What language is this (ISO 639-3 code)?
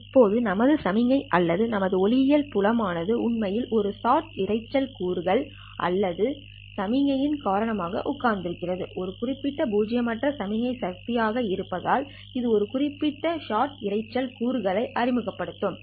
tam